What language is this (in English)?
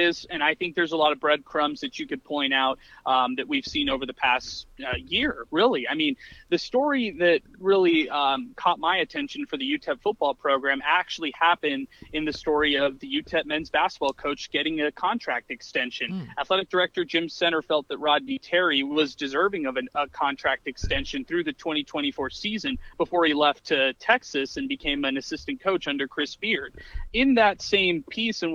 English